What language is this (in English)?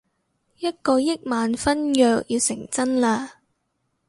Cantonese